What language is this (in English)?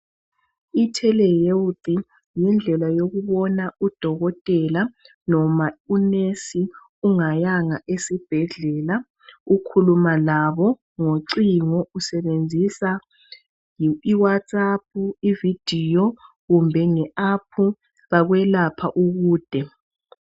North Ndebele